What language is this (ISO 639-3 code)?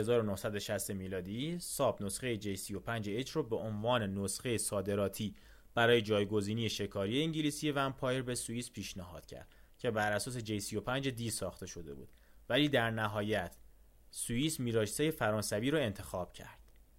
fas